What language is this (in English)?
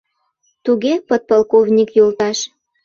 Mari